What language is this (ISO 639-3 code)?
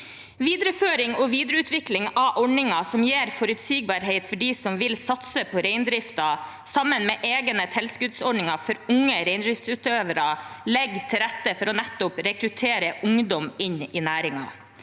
nor